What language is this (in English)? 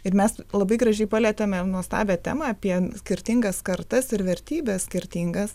Lithuanian